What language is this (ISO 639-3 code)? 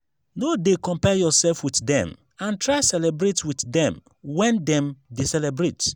pcm